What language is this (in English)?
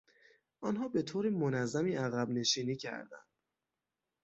Persian